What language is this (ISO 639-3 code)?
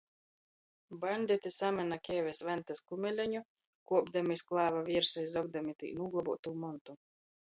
ltg